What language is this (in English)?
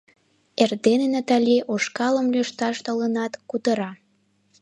Mari